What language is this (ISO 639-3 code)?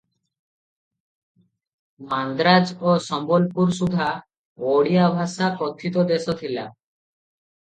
ori